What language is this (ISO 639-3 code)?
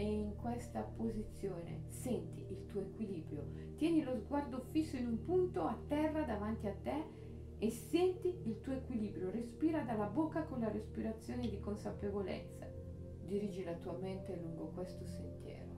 ita